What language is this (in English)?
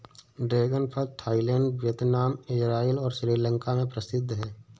Hindi